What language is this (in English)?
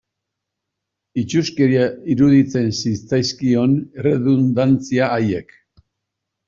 Basque